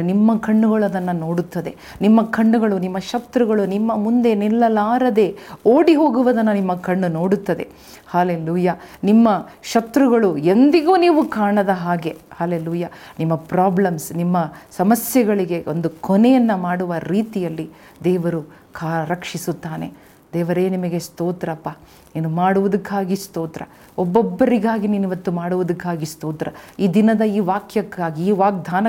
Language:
Kannada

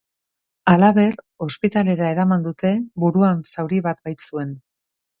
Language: Basque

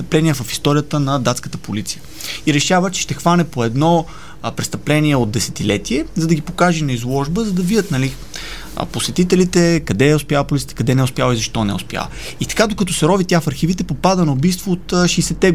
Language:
Bulgarian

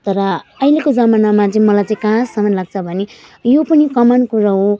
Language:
Nepali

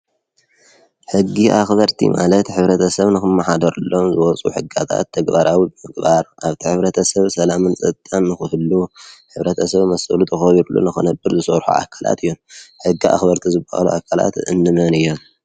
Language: Tigrinya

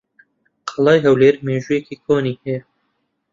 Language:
Central Kurdish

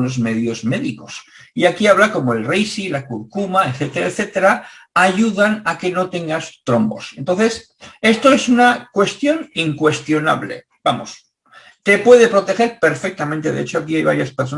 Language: Spanish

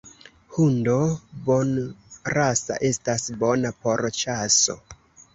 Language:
Esperanto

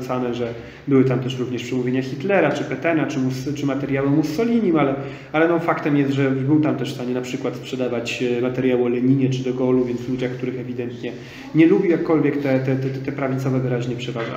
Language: Polish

